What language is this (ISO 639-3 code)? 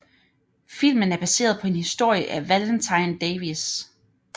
dan